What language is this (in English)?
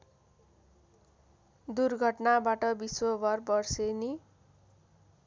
Nepali